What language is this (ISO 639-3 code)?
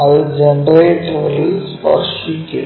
mal